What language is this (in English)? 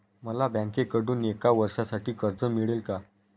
Marathi